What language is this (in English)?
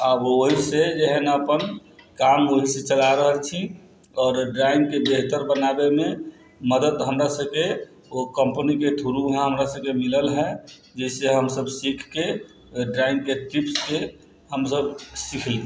Maithili